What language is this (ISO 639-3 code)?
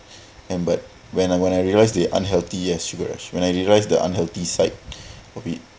eng